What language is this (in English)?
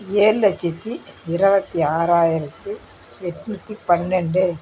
Tamil